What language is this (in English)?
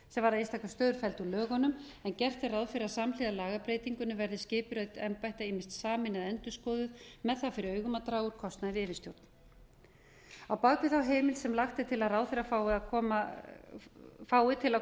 Icelandic